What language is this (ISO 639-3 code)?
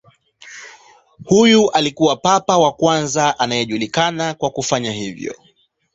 swa